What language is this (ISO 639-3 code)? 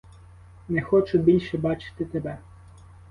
ukr